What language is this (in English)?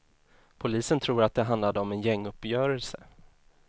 Swedish